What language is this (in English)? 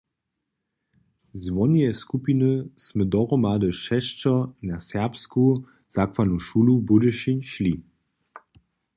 Upper Sorbian